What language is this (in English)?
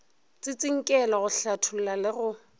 Northern Sotho